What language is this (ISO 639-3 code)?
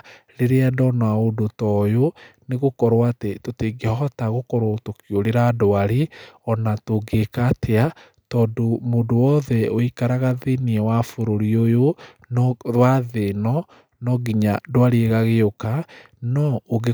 kik